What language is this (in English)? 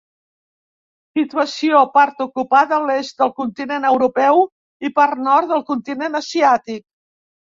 Catalan